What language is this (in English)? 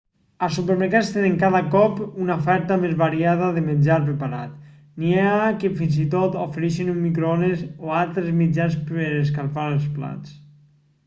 Catalan